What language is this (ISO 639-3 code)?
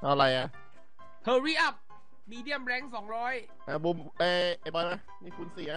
tha